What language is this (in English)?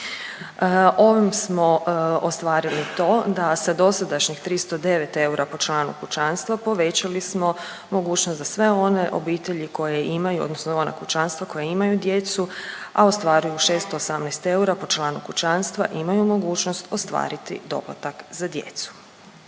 Croatian